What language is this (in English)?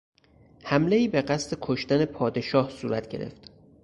Persian